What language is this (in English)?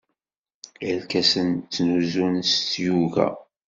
Kabyle